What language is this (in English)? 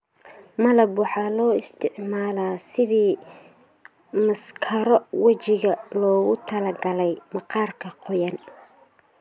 Somali